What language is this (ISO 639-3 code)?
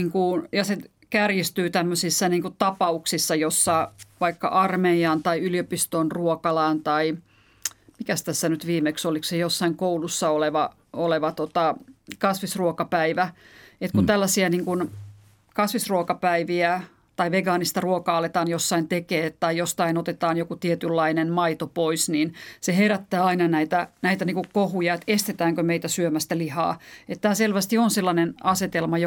fin